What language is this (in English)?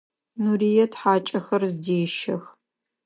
Adyghe